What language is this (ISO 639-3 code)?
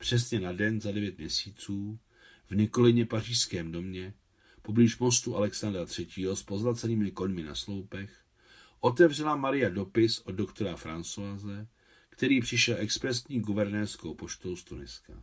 ces